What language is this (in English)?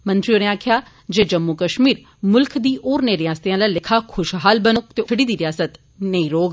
Dogri